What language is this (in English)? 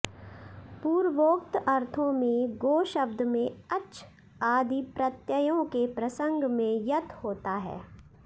Sanskrit